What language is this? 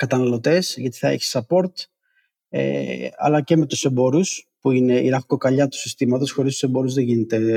Greek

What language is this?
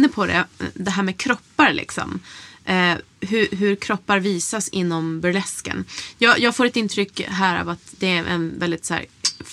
Swedish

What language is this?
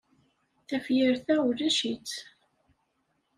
Kabyle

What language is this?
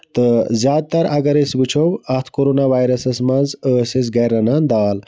Kashmiri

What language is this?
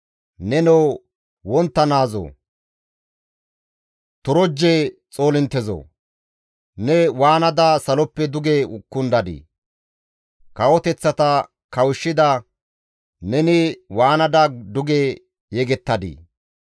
Gamo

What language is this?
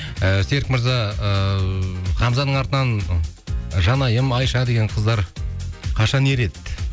Kazakh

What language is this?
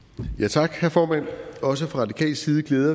Danish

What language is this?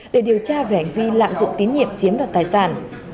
Vietnamese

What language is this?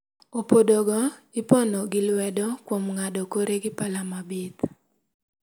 Luo (Kenya and Tanzania)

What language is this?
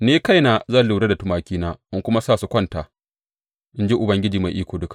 Hausa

